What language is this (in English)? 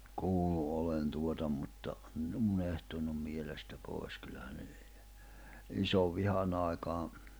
Finnish